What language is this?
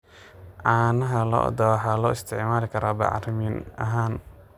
Somali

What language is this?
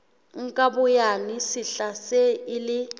Southern Sotho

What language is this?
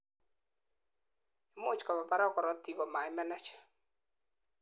Kalenjin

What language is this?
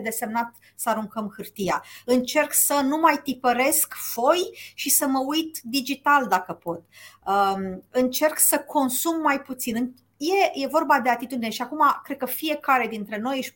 Romanian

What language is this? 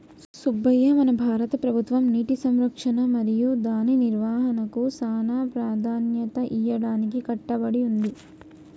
Telugu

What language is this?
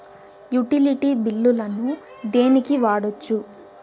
Telugu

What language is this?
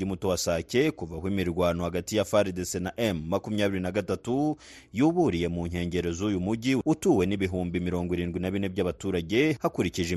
Swahili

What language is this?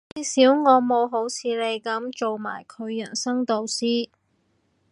Cantonese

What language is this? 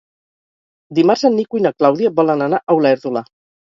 Catalan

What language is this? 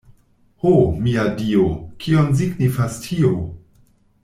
Esperanto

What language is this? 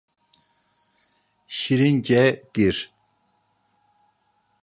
Turkish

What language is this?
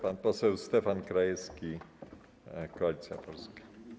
Polish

